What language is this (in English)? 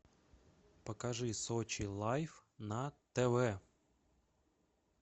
Russian